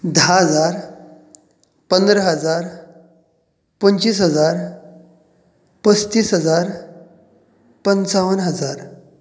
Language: Konkani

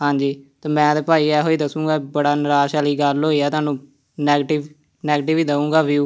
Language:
Punjabi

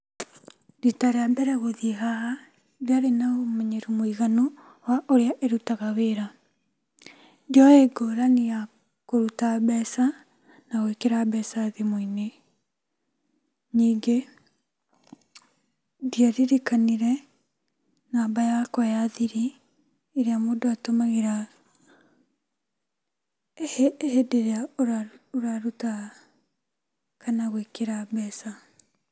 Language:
Kikuyu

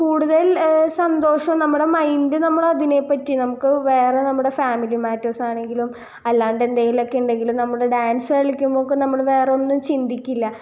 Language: Malayalam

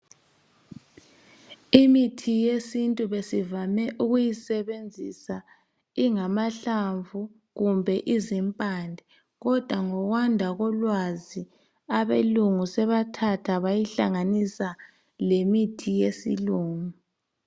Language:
North Ndebele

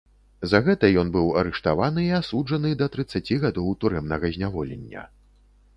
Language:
Belarusian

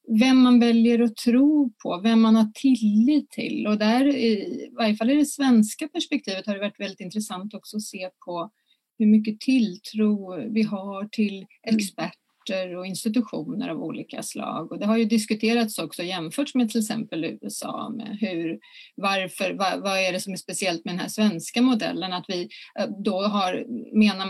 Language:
Swedish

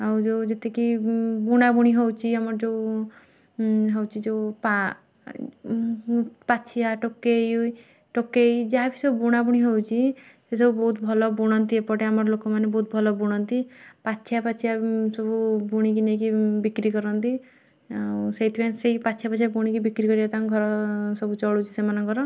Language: Odia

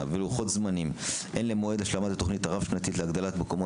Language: Hebrew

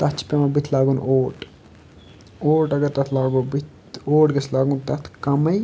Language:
Kashmiri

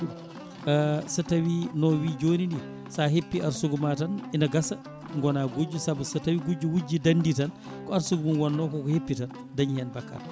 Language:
Fula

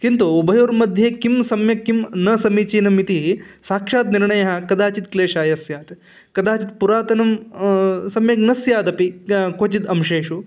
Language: Sanskrit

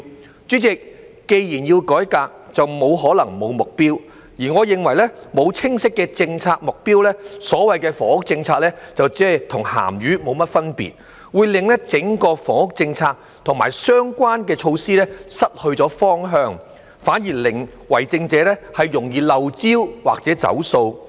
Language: Cantonese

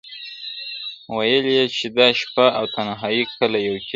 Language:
Pashto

